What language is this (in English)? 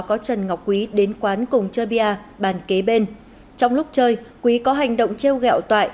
Vietnamese